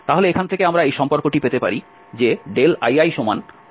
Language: Bangla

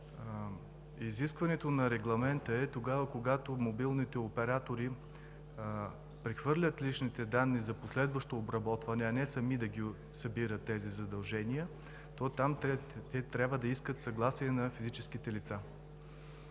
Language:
Bulgarian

